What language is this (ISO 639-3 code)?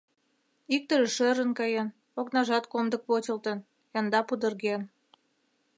chm